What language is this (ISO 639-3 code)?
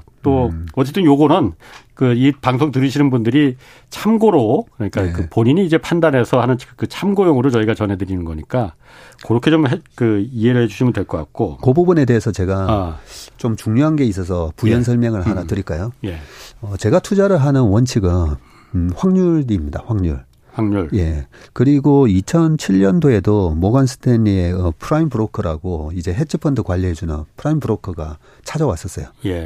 kor